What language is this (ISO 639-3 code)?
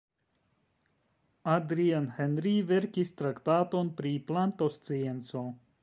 epo